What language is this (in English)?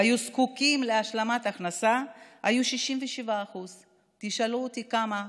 Hebrew